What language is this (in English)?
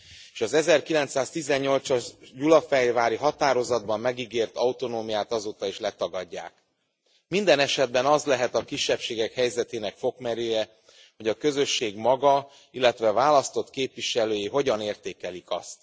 Hungarian